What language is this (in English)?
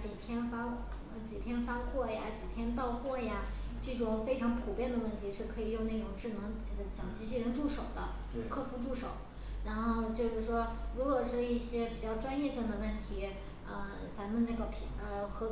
Chinese